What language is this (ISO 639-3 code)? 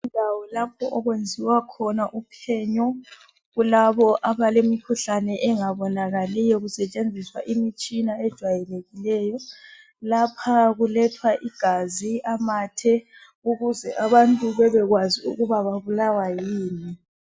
nde